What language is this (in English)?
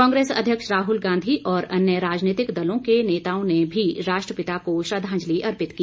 Hindi